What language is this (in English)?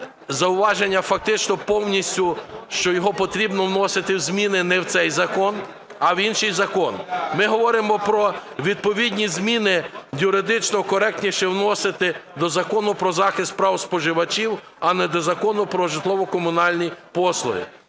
Ukrainian